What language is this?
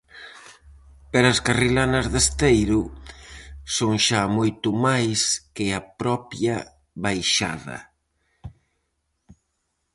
Galician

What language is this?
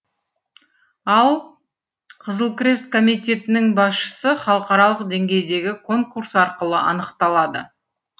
Kazakh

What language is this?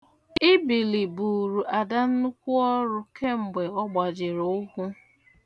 Igbo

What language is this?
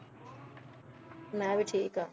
Punjabi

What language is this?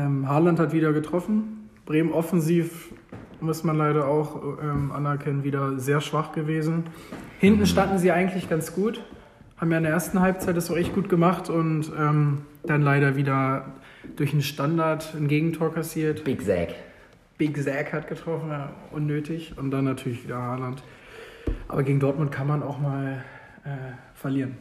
German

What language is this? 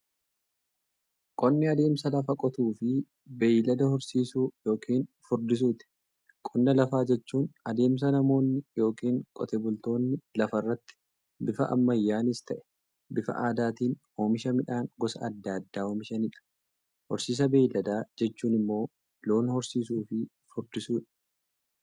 Oromo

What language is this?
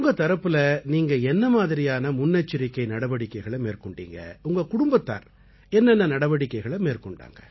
Tamil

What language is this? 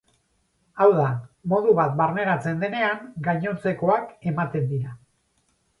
Basque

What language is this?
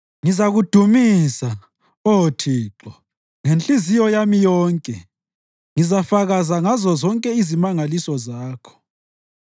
North Ndebele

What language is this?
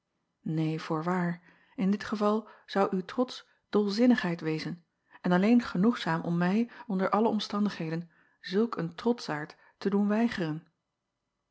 Dutch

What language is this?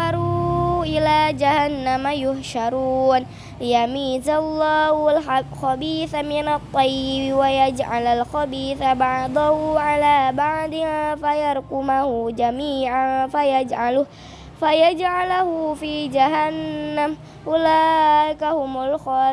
Indonesian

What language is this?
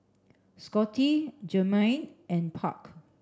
English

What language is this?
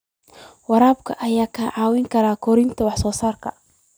Somali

